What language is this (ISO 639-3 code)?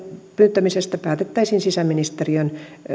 fin